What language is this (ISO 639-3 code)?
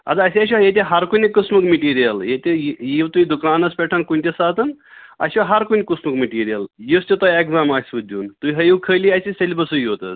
kas